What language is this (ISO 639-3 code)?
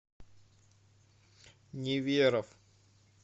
rus